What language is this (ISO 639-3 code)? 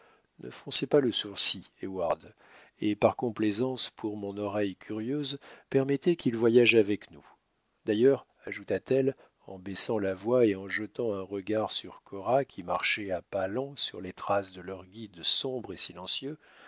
fra